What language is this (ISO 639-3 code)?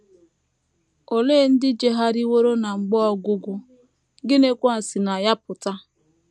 ibo